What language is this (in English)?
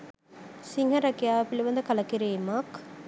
Sinhala